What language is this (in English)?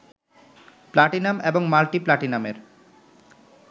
Bangla